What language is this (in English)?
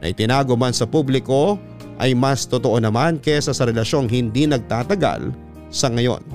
Filipino